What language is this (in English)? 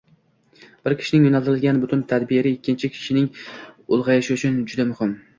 Uzbek